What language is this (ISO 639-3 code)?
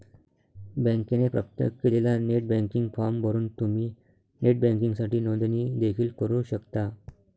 mar